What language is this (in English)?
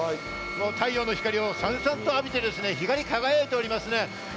Japanese